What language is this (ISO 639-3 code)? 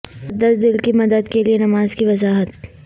urd